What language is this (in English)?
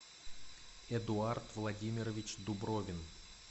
Russian